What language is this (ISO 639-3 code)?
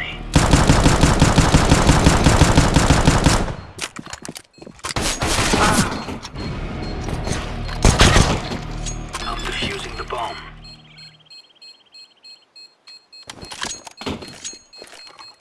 eng